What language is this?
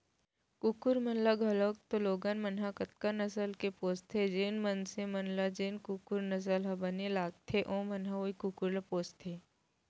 Chhattisgarhi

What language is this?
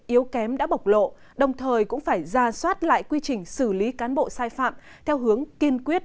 Vietnamese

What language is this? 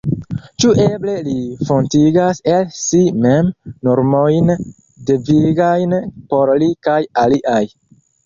Esperanto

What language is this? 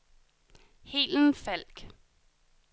Danish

